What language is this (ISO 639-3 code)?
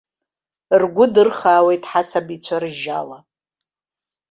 abk